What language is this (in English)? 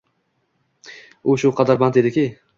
Uzbek